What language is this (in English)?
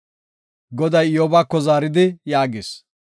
Gofa